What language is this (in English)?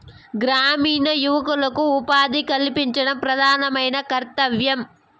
Telugu